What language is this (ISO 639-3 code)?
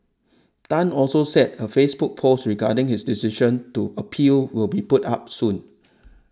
eng